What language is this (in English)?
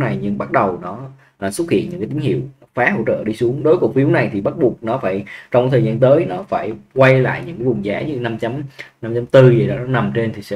Vietnamese